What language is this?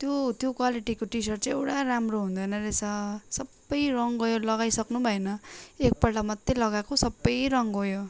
Nepali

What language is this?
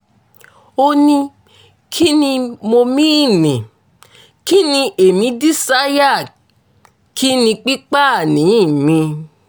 Yoruba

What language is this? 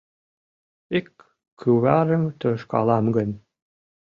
Mari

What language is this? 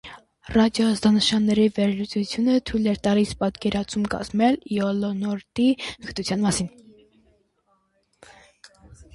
Armenian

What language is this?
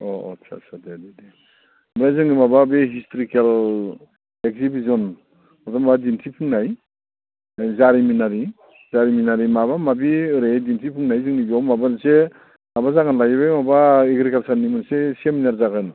Bodo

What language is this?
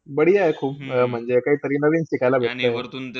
Marathi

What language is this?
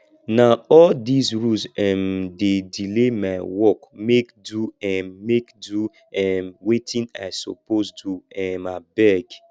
Nigerian Pidgin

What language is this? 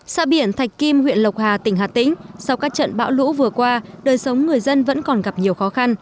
Vietnamese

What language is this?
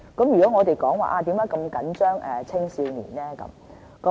Cantonese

